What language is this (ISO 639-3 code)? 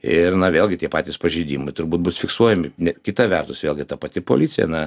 lit